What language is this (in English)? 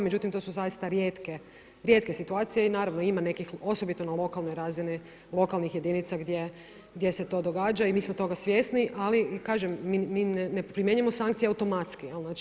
Croatian